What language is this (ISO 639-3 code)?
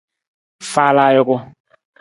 nmz